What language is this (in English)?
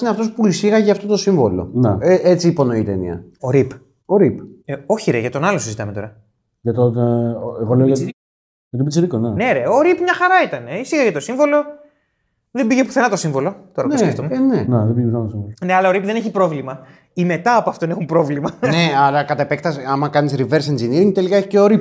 Greek